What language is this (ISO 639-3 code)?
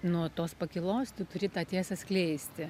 lit